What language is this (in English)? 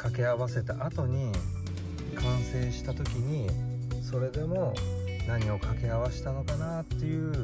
Japanese